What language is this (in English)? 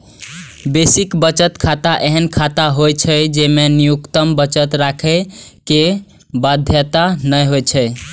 Maithili